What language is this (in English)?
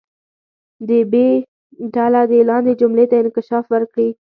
Pashto